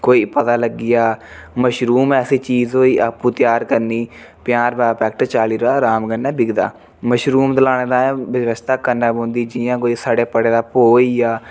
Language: Dogri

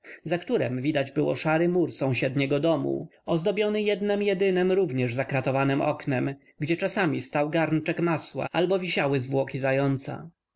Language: Polish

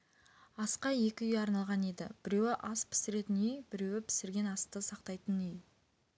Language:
Kazakh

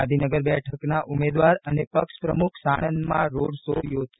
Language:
Gujarati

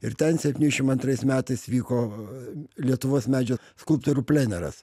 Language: Lithuanian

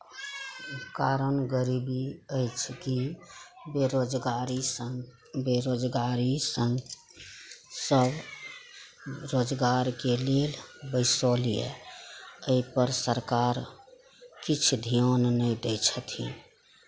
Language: Maithili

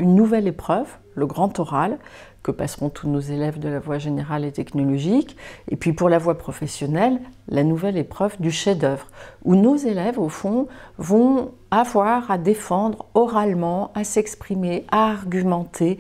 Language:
French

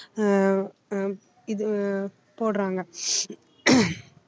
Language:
Tamil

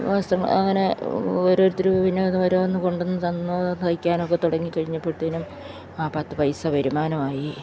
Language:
Malayalam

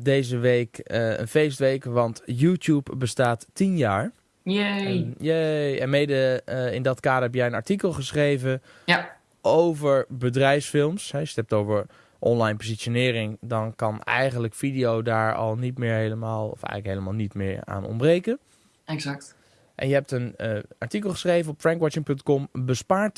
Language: Dutch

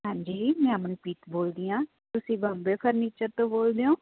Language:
Punjabi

